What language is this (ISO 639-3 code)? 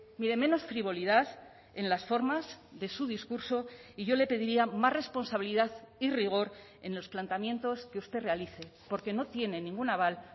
spa